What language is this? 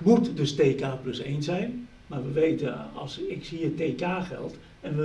Dutch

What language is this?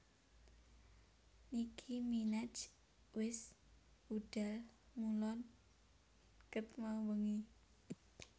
Javanese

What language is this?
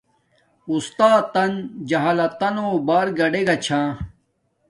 Domaaki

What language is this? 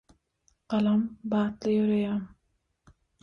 Turkmen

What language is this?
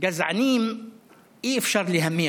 Hebrew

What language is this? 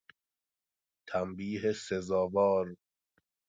Persian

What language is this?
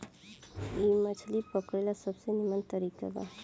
Bhojpuri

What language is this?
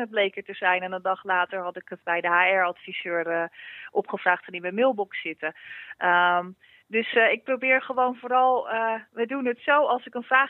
Dutch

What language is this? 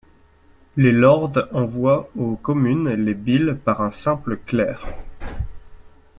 French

